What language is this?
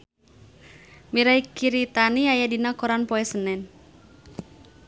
Sundanese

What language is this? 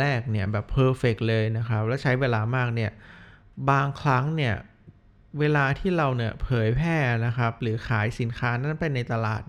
Thai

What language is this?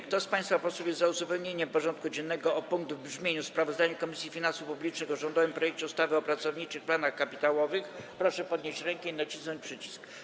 Polish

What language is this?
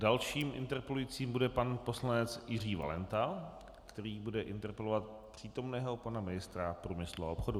Czech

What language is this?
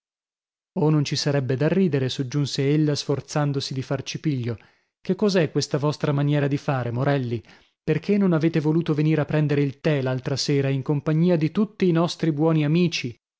Italian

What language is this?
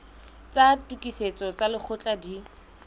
Southern Sotho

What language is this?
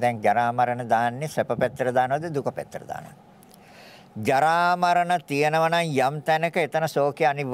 Indonesian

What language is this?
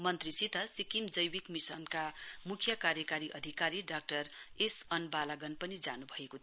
Nepali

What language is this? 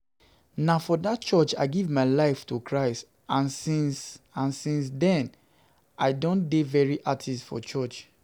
Nigerian Pidgin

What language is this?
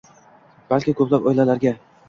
Uzbek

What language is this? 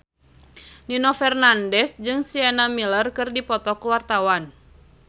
Sundanese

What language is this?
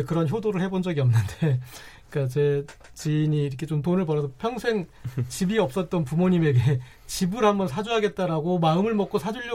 Korean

